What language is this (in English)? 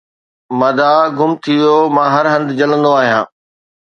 Sindhi